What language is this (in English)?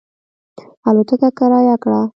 Pashto